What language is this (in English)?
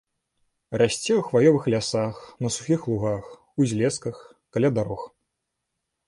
Belarusian